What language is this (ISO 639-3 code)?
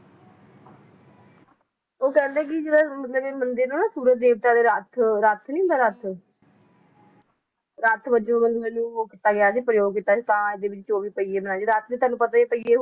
pan